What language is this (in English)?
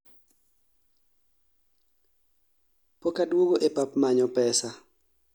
Luo (Kenya and Tanzania)